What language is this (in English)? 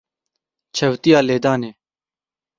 Kurdish